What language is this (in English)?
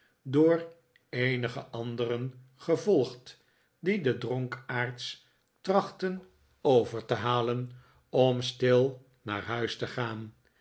Dutch